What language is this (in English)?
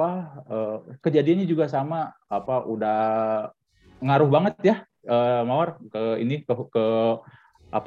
Indonesian